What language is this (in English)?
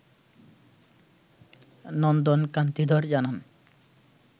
Bangla